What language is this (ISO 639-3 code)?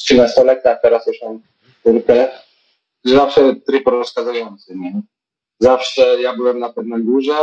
pol